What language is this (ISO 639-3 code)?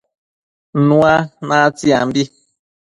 mcf